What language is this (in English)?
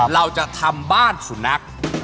Thai